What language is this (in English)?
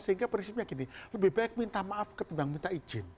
Indonesian